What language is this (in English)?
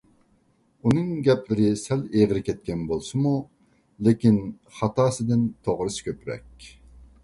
Uyghur